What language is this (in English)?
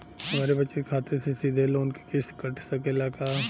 Bhojpuri